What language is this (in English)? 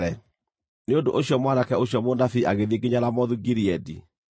Kikuyu